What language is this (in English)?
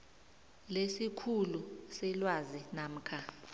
South Ndebele